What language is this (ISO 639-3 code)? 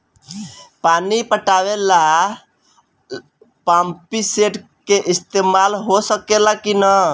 bho